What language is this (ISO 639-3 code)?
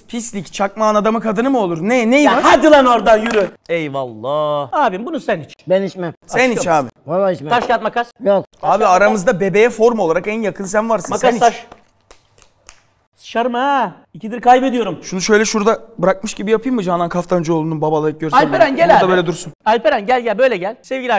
tur